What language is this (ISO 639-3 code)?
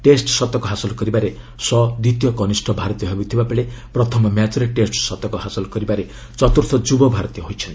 ori